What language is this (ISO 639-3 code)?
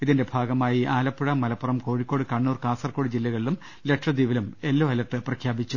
mal